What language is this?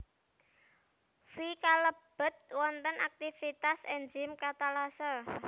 Javanese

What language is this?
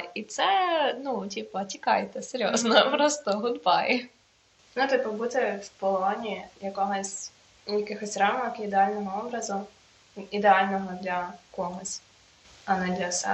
Ukrainian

